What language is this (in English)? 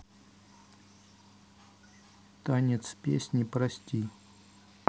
Russian